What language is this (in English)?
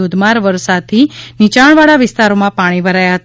Gujarati